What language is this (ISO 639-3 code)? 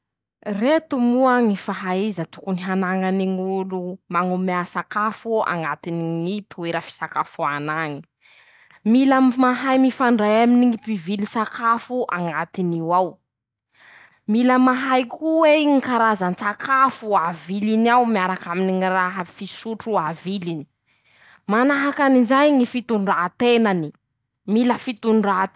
msh